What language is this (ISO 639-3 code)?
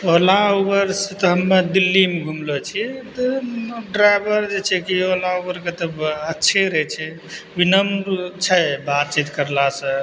mai